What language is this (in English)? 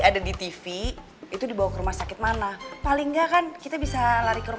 Indonesian